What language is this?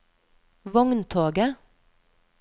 Norwegian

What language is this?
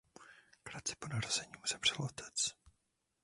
Czech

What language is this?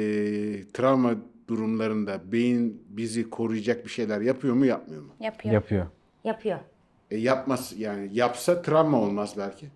Turkish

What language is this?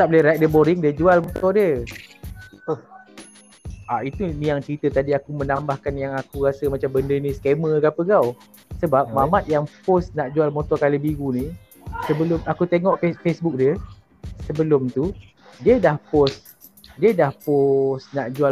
Malay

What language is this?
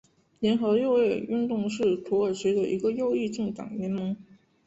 Chinese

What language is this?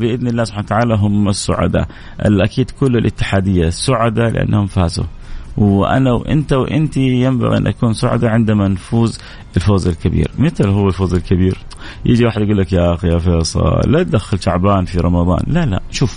Arabic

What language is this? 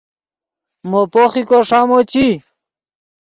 Yidgha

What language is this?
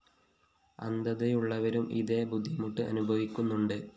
Malayalam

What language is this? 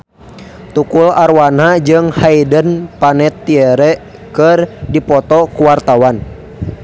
Sundanese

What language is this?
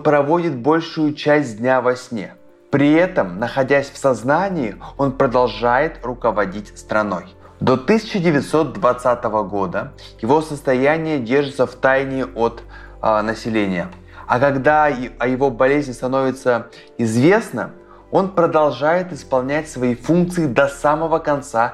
Russian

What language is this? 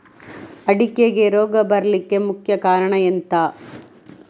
Kannada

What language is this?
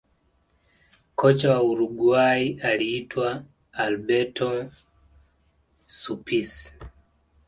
Swahili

